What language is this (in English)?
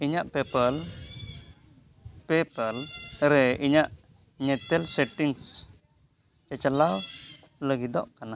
Santali